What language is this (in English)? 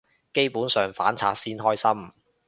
Cantonese